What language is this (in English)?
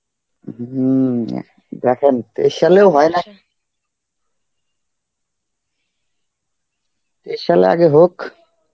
Bangla